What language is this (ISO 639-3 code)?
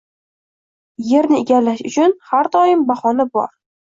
uzb